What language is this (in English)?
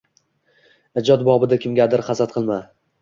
Uzbek